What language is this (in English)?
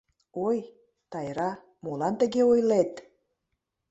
Mari